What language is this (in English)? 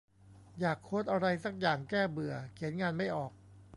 Thai